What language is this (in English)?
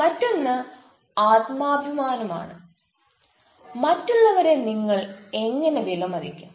Malayalam